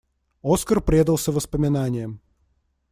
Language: Russian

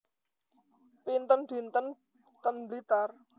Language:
Javanese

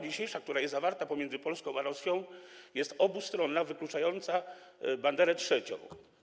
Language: Polish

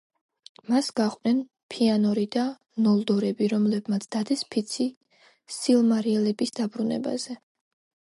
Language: Georgian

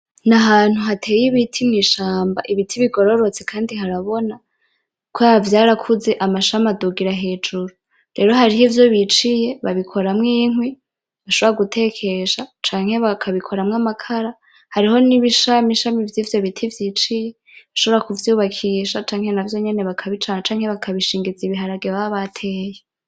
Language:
Rundi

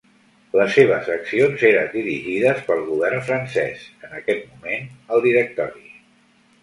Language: Catalan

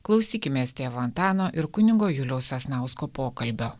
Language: Lithuanian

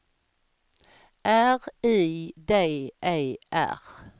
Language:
Swedish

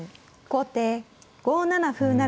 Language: Japanese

